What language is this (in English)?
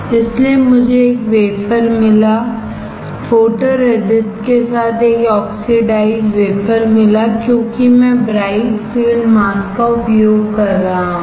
Hindi